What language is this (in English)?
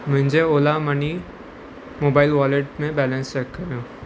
Sindhi